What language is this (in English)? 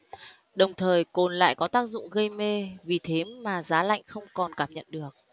Vietnamese